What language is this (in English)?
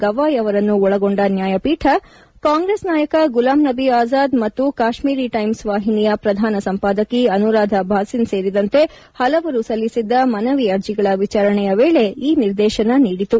Kannada